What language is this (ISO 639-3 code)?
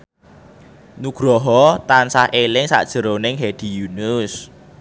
jav